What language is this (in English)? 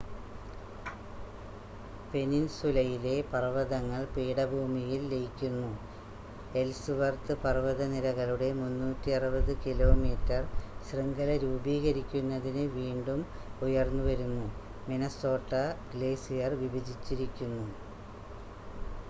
Malayalam